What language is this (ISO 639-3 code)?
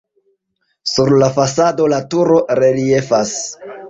epo